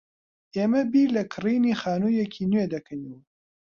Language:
Central Kurdish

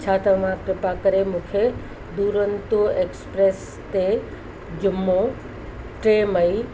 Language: Sindhi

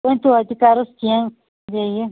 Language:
Kashmiri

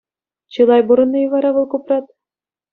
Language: Chuvash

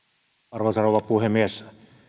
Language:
Finnish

